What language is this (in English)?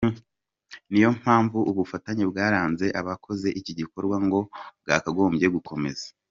Kinyarwanda